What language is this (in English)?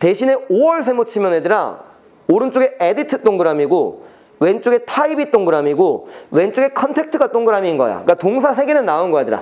Korean